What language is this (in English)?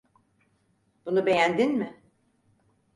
Turkish